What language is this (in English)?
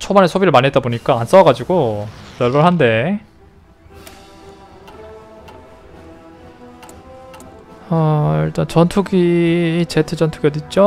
Korean